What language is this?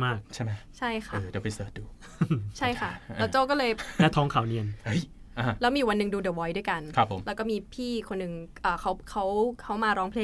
Thai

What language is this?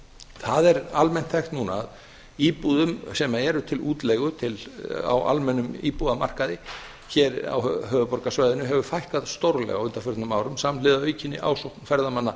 Icelandic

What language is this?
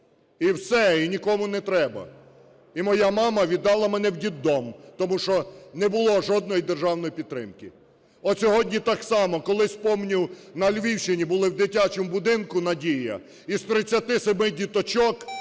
Ukrainian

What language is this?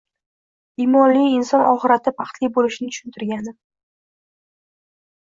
Uzbek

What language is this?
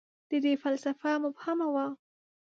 Pashto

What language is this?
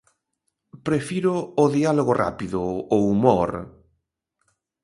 Galician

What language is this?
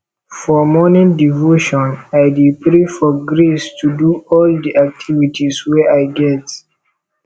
Nigerian Pidgin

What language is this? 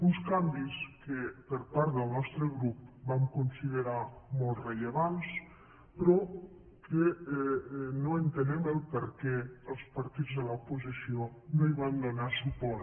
Catalan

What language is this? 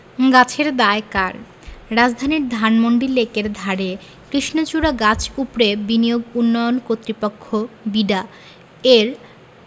Bangla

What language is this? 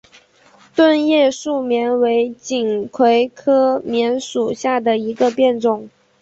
Chinese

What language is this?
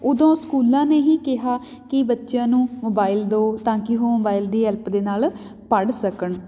Punjabi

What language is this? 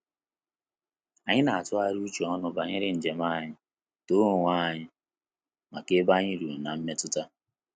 Igbo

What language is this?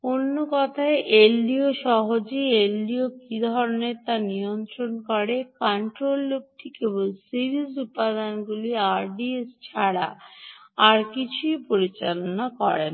Bangla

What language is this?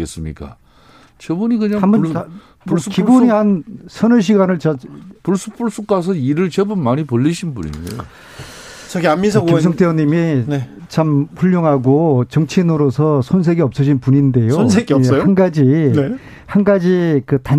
Korean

